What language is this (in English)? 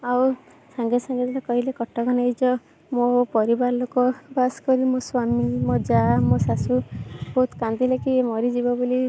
Odia